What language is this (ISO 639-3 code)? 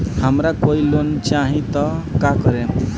bho